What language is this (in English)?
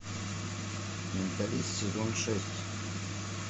Russian